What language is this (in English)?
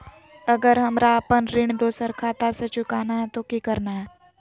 Magahi